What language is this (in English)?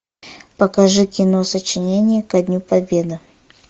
Russian